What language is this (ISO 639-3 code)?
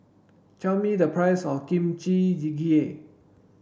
eng